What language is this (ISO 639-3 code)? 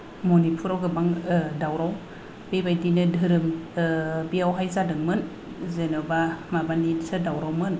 brx